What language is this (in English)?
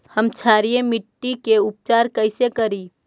Magahi